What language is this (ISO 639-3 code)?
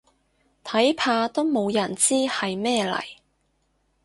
yue